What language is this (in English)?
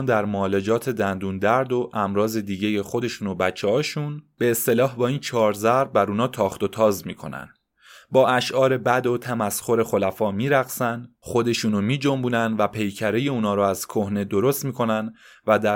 Persian